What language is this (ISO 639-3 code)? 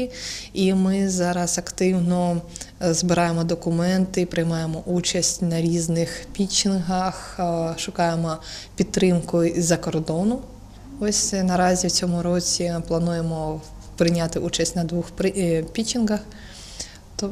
ukr